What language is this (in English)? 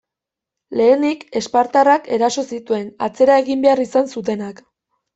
Basque